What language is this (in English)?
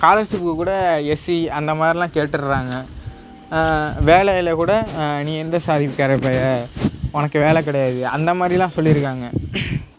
Tamil